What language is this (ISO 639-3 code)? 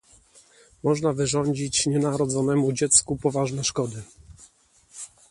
pol